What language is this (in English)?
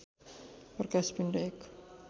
Nepali